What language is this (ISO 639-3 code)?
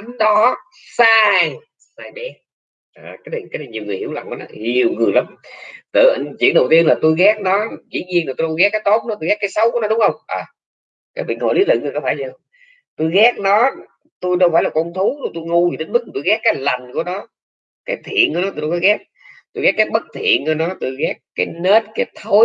vie